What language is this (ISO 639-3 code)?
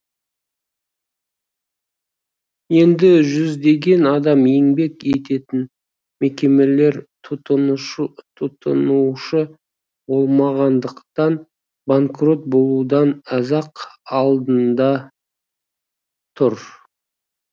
kaz